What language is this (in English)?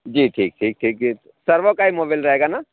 Urdu